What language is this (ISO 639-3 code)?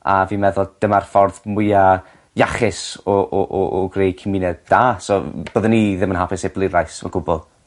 cym